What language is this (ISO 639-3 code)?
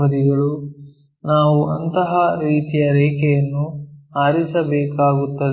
kan